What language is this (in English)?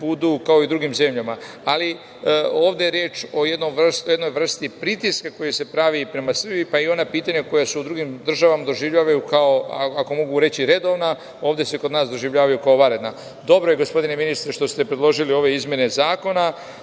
Serbian